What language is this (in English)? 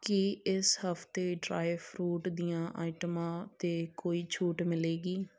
Punjabi